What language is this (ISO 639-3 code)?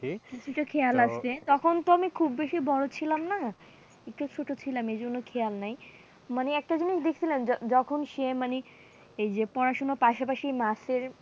ben